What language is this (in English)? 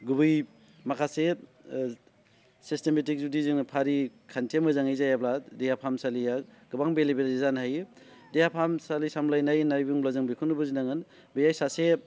Bodo